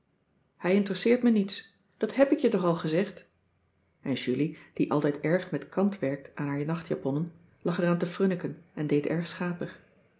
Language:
Dutch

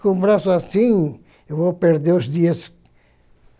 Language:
Portuguese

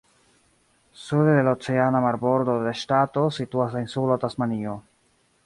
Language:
Esperanto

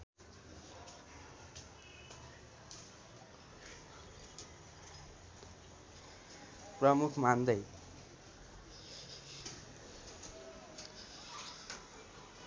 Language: Nepali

